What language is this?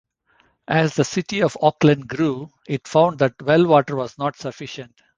English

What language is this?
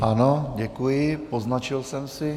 Czech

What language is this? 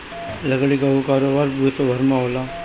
Bhojpuri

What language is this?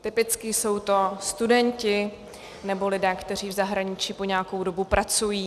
Czech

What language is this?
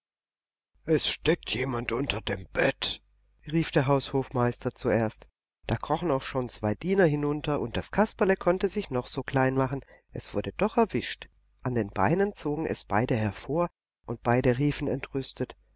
German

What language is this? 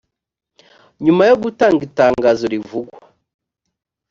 Kinyarwanda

